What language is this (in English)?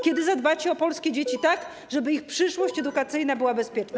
Polish